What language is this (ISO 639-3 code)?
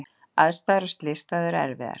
isl